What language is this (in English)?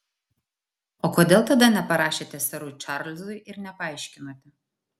Lithuanian